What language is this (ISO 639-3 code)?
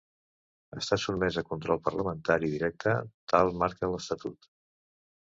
cat